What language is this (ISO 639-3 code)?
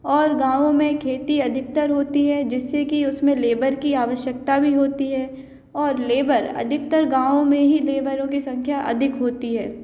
hin